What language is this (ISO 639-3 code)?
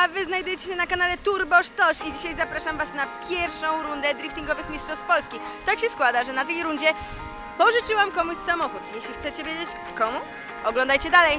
pol